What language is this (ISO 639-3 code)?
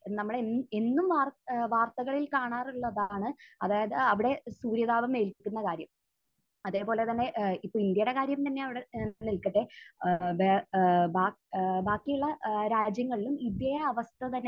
mal